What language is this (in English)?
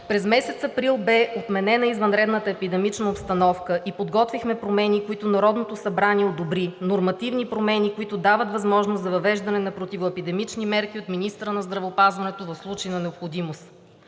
Bulgarian